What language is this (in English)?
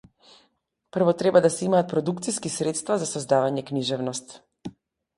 Macedonian